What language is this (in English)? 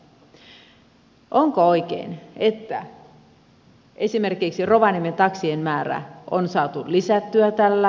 Finnish